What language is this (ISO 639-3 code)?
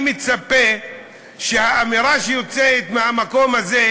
heb